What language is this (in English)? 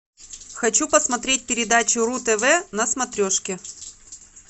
Russian